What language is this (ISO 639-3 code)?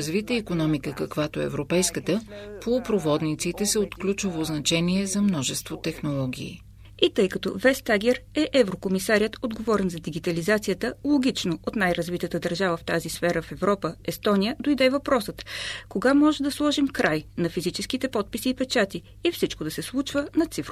bul